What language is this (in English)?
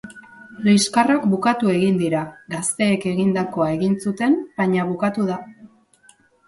Basque